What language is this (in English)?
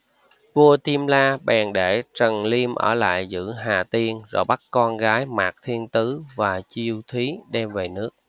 Vietnamese